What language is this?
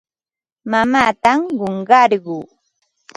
Ambo-Pasco Quechua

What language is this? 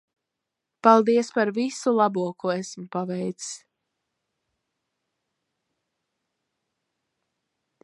Latvian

